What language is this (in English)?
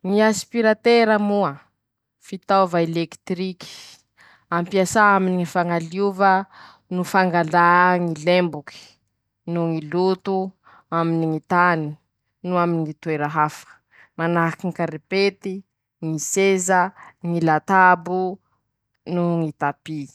Masikoro Malagasy